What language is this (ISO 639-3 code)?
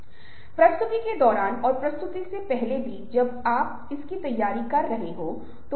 hin